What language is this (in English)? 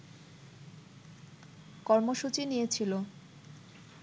Bangla